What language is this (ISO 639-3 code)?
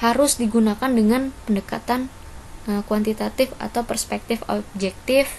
ind